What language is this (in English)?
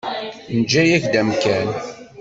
Kabyle